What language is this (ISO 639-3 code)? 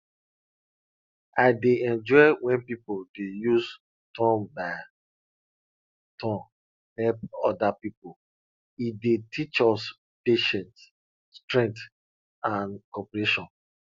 pcm